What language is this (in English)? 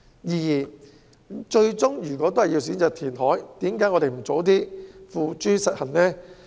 Cantonese